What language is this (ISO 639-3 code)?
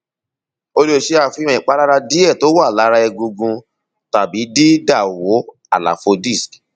yor